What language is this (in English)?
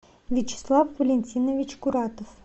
Russian